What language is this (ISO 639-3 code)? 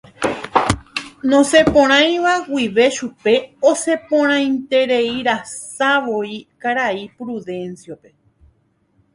grn